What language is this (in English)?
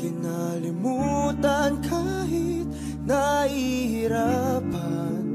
Romanian